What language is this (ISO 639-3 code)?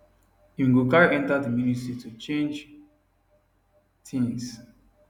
pcm